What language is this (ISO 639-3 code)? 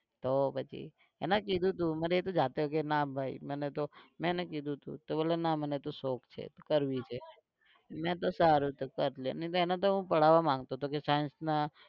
guj